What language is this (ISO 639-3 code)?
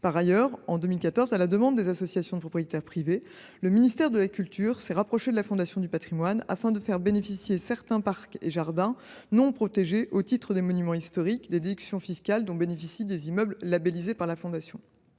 fra